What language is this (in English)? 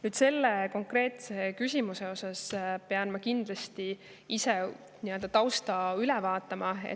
Estonian